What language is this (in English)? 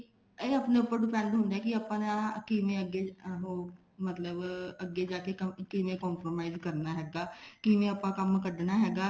Punjabi